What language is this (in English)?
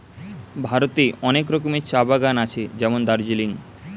Bangla